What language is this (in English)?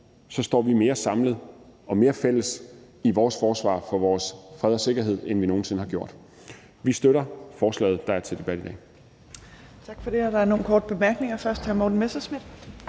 Danish